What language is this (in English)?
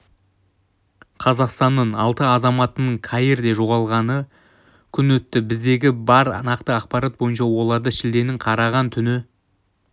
Kazakh